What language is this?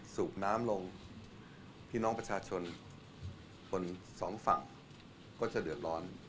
Thai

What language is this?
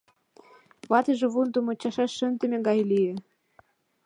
Mari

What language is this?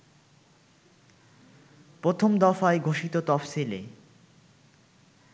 Bangla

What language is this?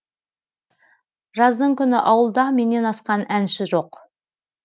Kazakh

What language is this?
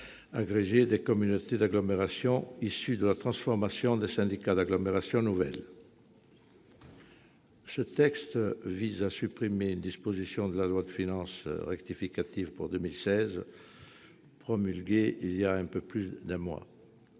French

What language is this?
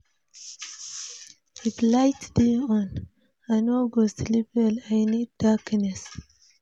Nigerian Pidgin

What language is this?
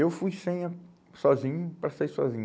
Portuguese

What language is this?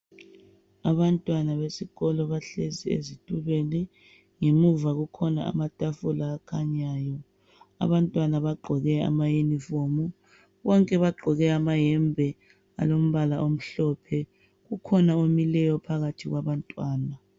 North Ndebele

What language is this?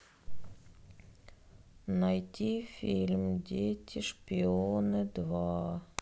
Russian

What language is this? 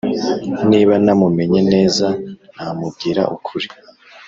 Kinyarwanda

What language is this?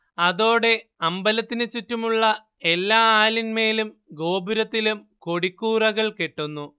Malayalam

